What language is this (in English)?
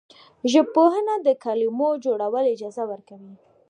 Pashto